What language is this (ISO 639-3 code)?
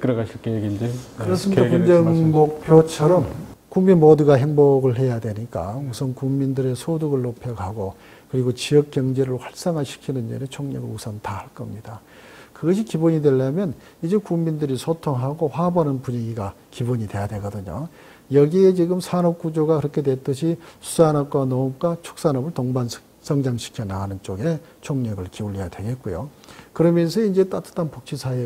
kor